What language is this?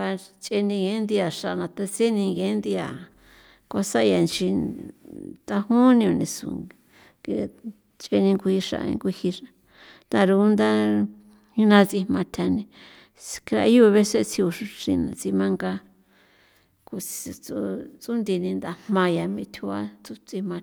San Felipe Otlaltepec Popoloca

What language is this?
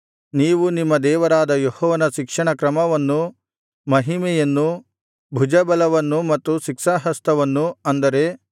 Kannada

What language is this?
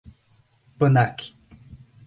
Portuguese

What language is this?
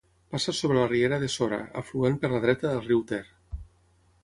Catalan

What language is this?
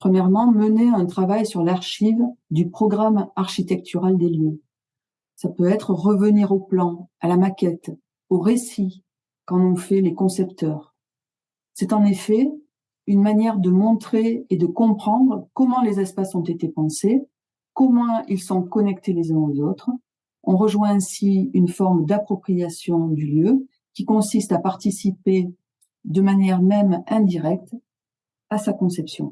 French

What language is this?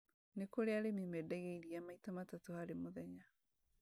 Kikuyu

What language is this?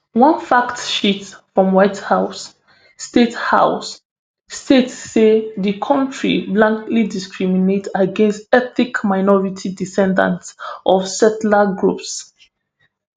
Nigerian Pidgin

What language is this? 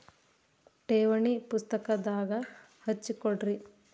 Kannada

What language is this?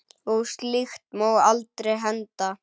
Icelandic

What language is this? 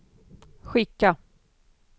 Swedish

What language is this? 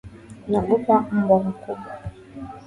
Swahili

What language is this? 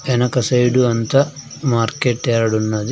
Telugu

